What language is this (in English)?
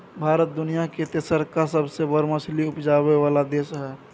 Maithili